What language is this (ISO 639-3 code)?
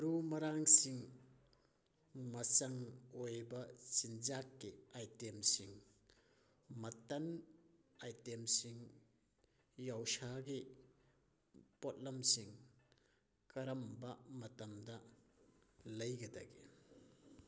mni